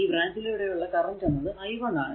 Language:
Malayalam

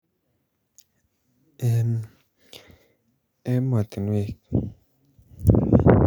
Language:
Kalenjin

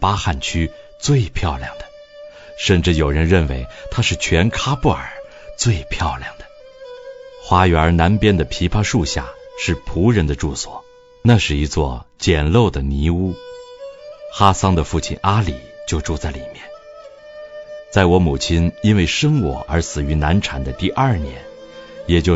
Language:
Chinese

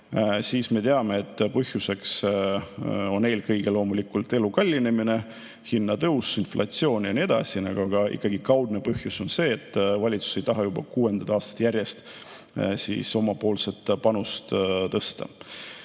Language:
Estonian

